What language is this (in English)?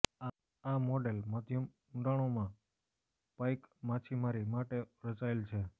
Gujarati